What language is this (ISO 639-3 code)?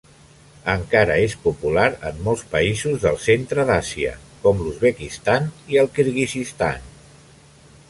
cat